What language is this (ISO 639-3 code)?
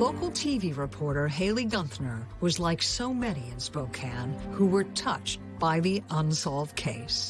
eng